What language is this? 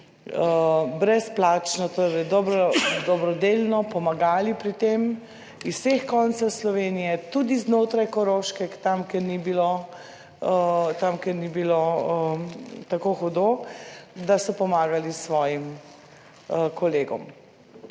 Slovenian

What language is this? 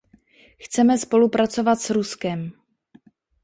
Czech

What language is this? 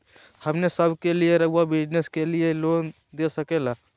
Magahi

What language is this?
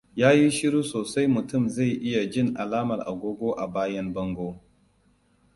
Hausa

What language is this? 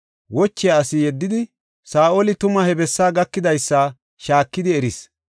Gofa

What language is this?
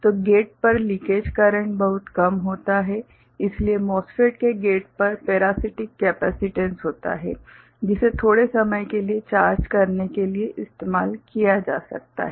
Hindi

